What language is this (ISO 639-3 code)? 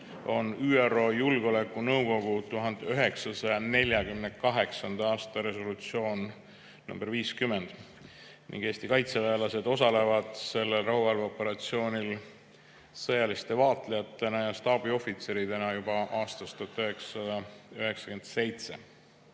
est